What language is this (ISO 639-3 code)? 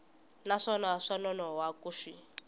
tso